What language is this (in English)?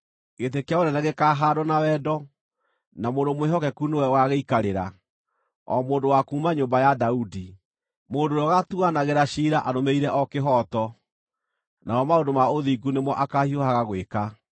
Kikuyu